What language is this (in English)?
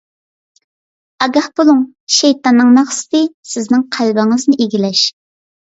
Uyghur